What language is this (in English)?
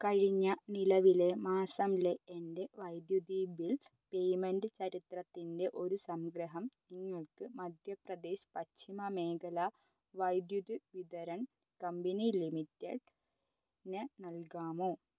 Malayalam